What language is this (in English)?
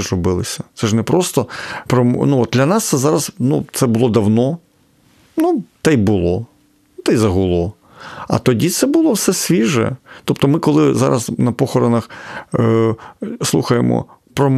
Ukrainian